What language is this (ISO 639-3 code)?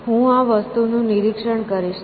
guj